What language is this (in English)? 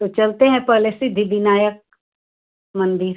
Hindi